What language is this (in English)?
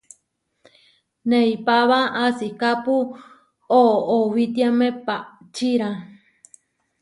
Huarijio